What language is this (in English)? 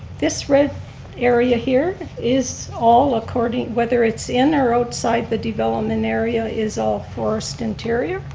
English